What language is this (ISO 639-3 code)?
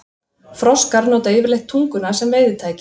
isl